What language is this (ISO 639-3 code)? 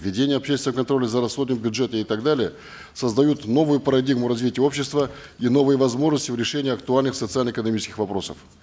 kaz